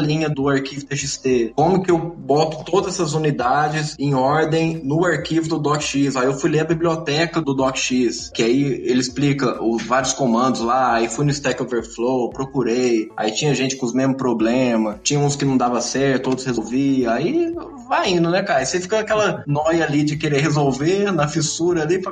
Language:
Portuguese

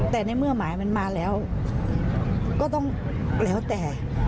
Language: Thai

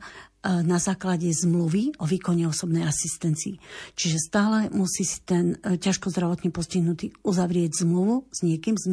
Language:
Slovak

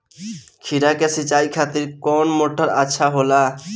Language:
Bhojpuri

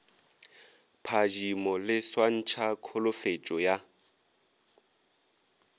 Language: Northern Sotho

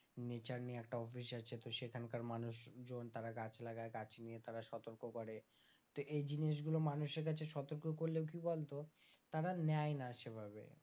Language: Bangla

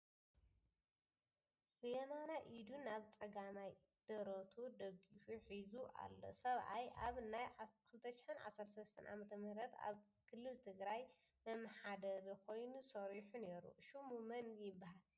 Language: Tigrinya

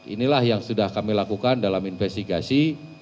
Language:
Indonesian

